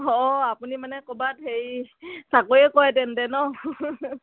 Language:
Assamese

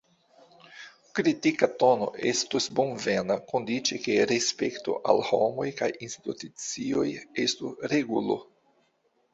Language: Esperanto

